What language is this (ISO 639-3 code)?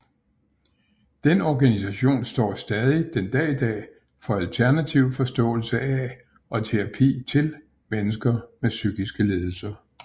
dan